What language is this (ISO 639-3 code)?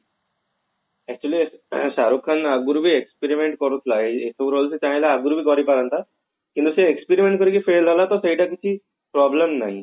ori